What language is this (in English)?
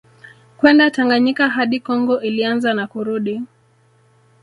Swahili